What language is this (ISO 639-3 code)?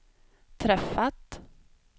swe